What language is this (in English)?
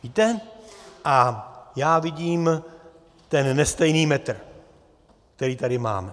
Czech